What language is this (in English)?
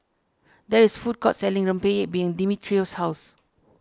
English